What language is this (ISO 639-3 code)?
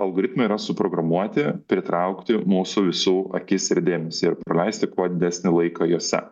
lit